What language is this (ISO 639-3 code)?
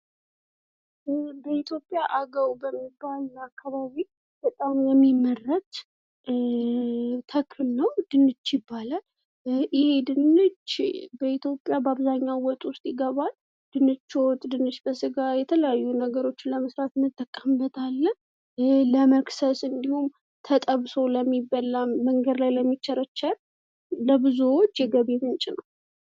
amh